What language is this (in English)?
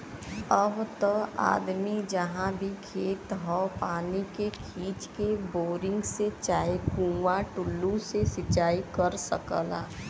Bhojpuri